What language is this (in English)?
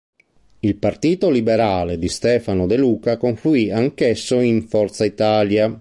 Italian